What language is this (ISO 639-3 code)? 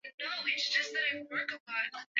swa